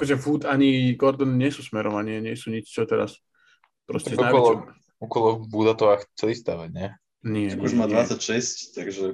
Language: Slovak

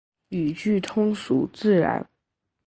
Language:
Chinese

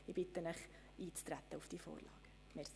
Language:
Swiss German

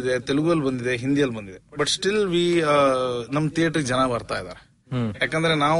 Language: Kannada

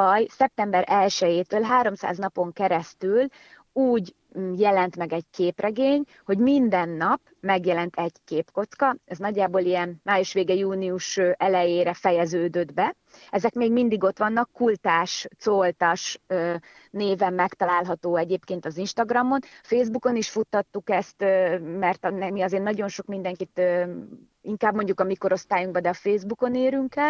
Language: Hungarian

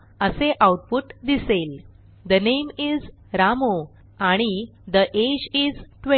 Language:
Marathi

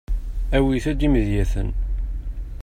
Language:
Kabyle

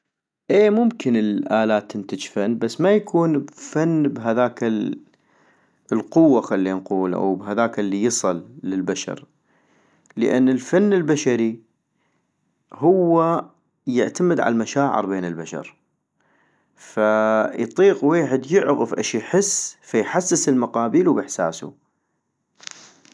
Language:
North Mesopotamian Arabic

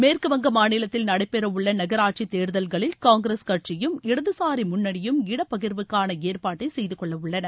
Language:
Tamil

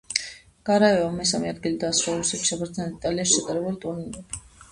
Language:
Georgian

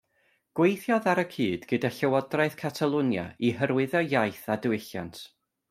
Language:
Welsh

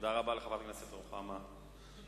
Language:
Hebrew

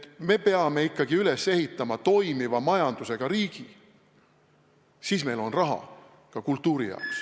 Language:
Estonian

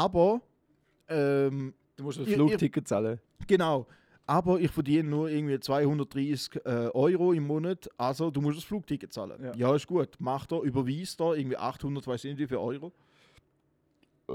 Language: German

